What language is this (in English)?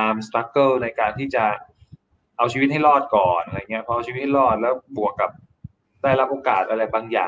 Thai